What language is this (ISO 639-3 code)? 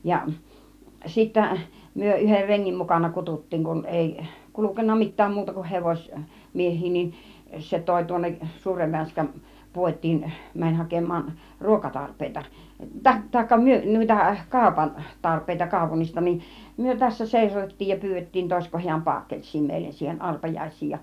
fin